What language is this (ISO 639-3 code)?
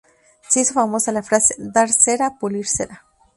spa